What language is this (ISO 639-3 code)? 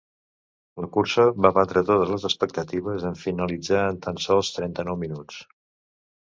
cat